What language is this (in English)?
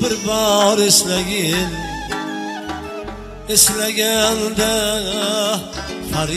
Arabic